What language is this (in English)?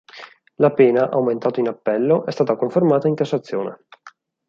Italian